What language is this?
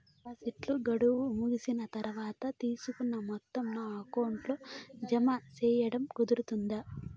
Telugu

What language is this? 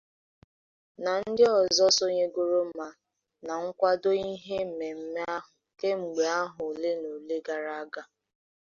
Igbo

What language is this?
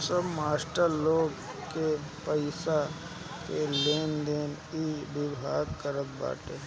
Bhojpuri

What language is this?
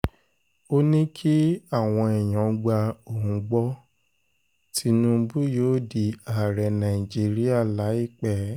Yoruba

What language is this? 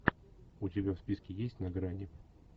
Russian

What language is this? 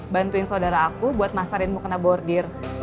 Indonesian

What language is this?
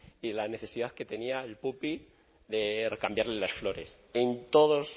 Spanish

